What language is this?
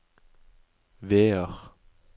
Norwegian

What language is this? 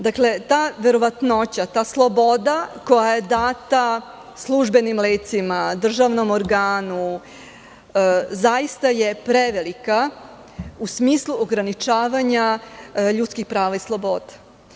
Serbian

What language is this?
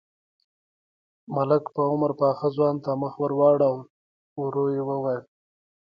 Pashto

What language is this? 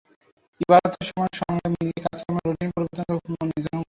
Bangla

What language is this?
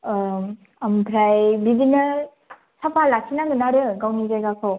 Bodo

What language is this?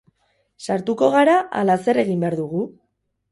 Basque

